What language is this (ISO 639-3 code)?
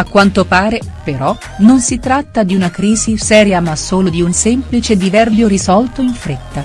ita